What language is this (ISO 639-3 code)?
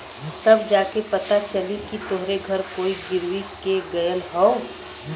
bho